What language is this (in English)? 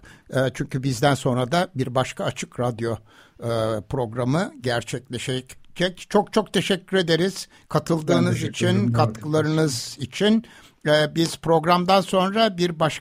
Turkish